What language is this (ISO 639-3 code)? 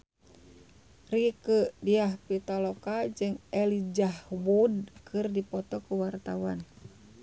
sun